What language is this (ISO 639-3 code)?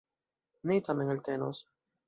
epo